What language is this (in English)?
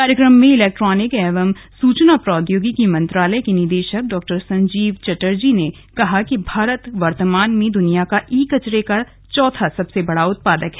Hindi